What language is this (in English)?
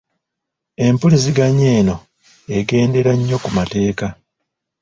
Ganda